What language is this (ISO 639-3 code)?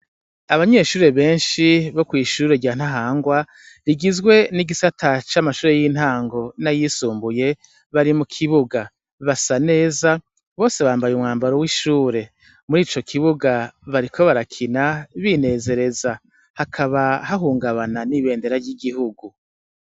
run